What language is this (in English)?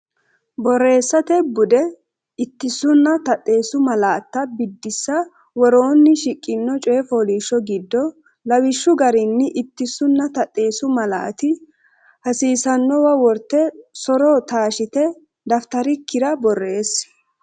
Sidamo